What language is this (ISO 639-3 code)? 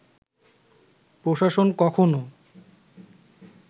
ben